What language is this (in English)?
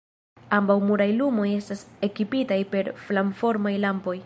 Esperanto